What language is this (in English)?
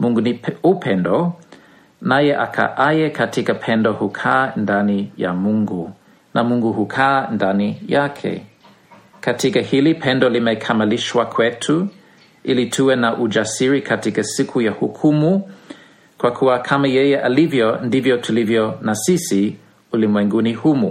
Swahili